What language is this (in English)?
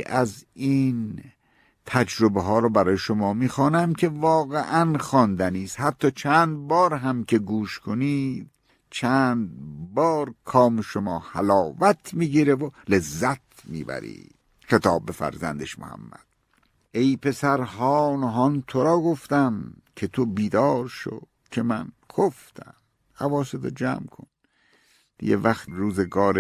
Persian